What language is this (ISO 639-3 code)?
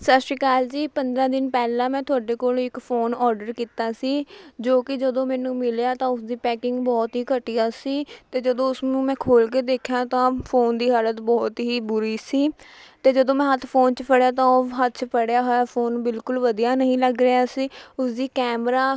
pan